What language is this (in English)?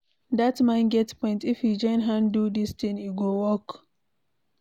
Nigerian Pidgin